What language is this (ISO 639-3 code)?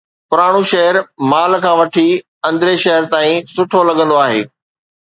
snd